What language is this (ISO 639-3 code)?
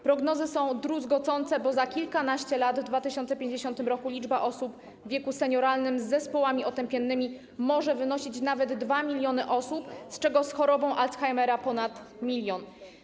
pol